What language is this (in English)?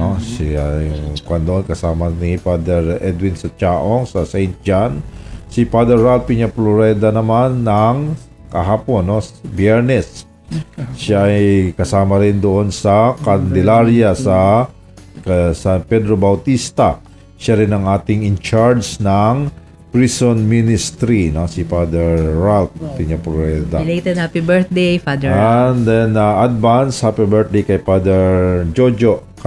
Filipino